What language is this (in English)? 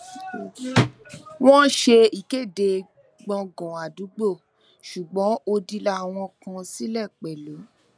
Yoruba